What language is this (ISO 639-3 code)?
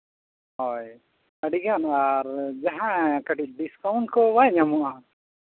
sat